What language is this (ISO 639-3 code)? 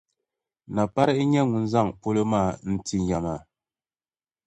dag